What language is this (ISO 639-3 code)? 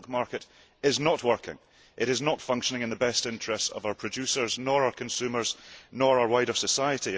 eng